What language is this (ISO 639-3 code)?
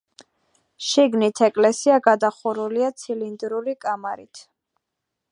kat